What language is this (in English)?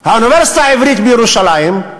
Hebrew